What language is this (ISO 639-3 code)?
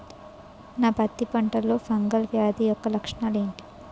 tel